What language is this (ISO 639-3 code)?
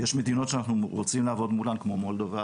heb